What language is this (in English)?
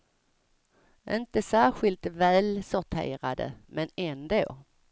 Swedish